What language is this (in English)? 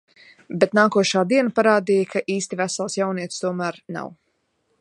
Latvian